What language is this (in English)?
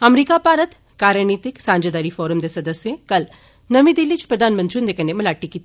Dogri